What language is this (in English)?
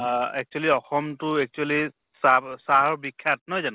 Assamese